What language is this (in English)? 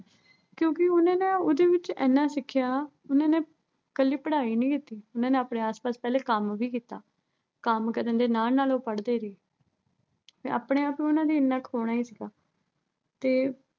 Punjabi